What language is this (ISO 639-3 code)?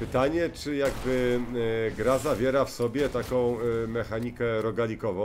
pol